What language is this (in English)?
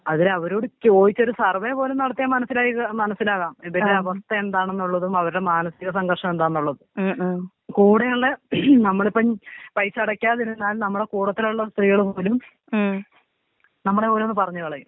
Malayalam